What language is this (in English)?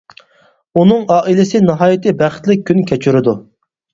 Uyghur